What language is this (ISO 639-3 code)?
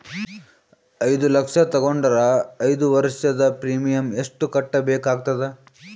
kan